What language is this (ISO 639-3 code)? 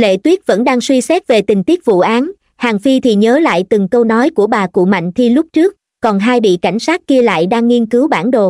vie